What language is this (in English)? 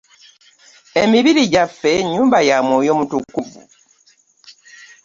Ganda